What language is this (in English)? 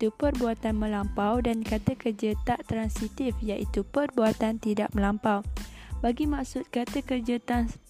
Malay